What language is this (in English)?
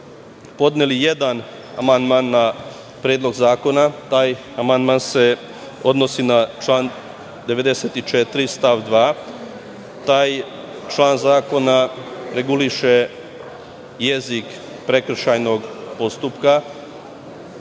Serbian